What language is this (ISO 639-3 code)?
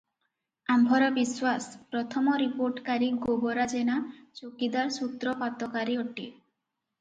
ori